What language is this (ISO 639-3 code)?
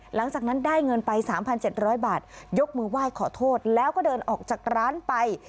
tha